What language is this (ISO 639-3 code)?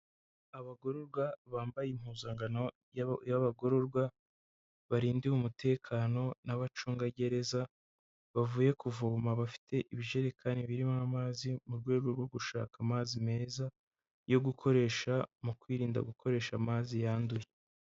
kin